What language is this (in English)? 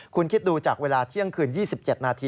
Thai